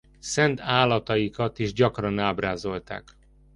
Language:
Hungarian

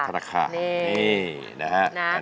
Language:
Thai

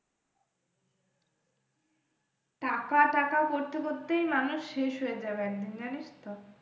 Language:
Bangla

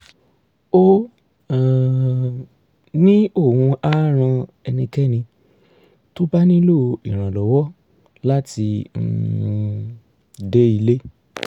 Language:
Yoruba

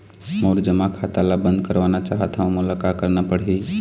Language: Chhattisgarhi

